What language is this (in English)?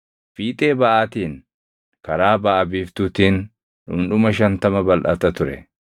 Oromo